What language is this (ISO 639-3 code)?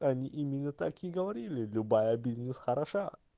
rus